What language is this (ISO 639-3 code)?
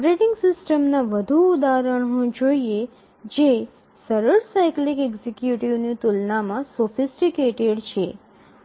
guj